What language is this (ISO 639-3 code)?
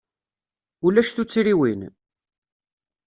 kab